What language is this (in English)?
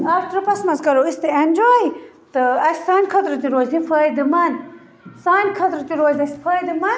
Kashmiri